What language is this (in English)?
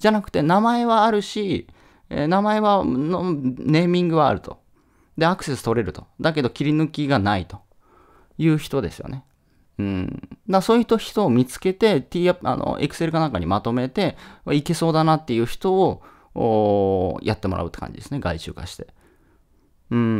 Japanese